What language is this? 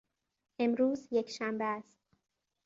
Persian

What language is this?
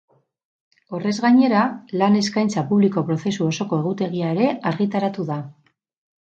Basque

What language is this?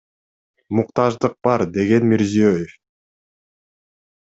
Kyrgyz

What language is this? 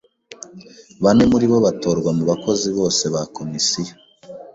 Kinyarwanda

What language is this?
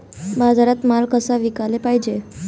Marathi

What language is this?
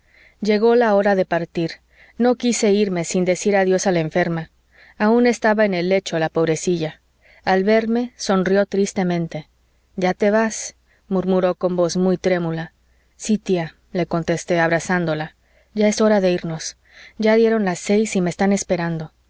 Spanish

